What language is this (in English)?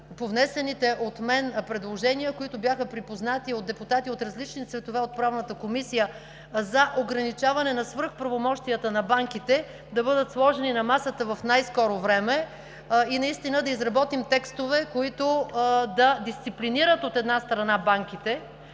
Bulgarian